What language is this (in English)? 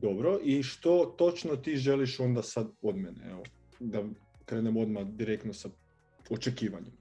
Croatian